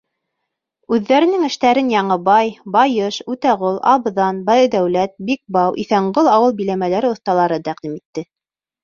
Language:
Bashkir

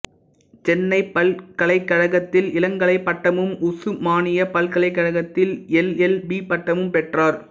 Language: Tamil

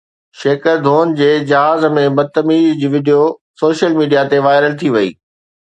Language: Sindhi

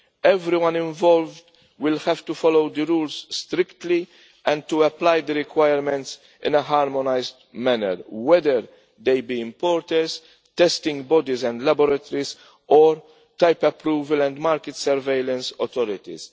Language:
English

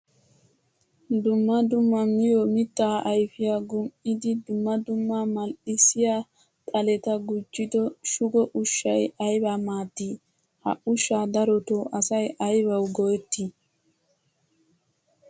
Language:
Wolaytta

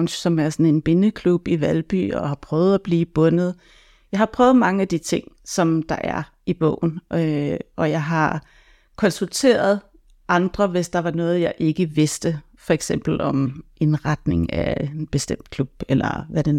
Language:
Danish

